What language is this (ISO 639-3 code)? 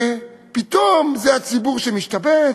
heb